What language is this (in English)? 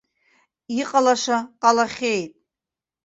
Abkhazian